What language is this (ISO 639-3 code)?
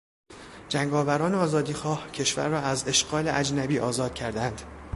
fas